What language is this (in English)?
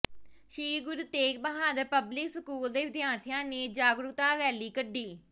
Punjabi